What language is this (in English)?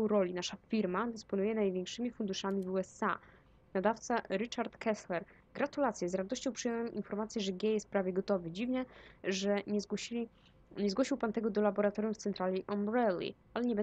Polish